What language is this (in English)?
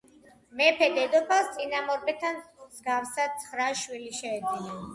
Georgian